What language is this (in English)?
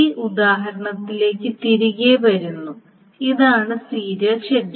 Malayalam